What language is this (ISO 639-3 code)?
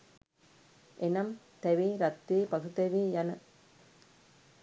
sin